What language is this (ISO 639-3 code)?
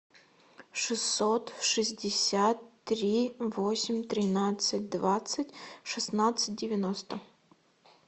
rus